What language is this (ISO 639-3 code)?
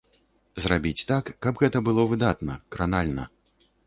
bel